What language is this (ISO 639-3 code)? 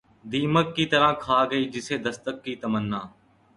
urd